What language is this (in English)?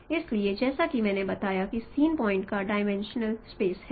Hindi